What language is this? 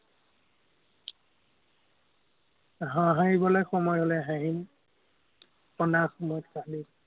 Assamese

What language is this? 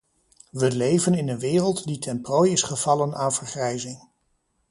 Dutch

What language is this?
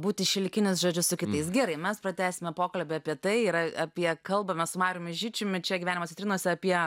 Lithuanian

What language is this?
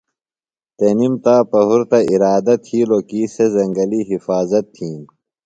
Phalura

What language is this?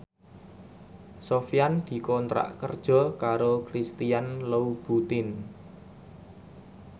Javanese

